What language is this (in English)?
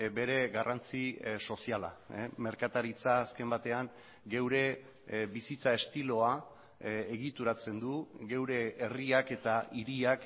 Basque